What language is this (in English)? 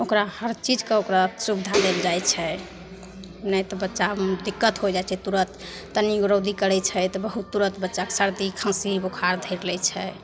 Maithili